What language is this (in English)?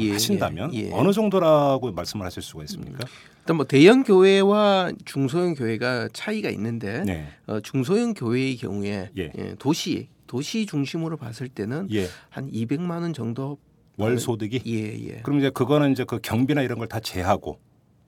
Korean